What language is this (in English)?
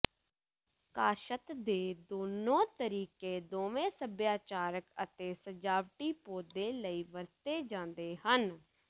Punjabi